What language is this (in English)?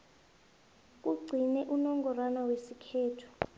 South Ndebele